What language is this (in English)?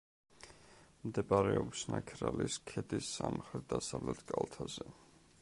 Georgian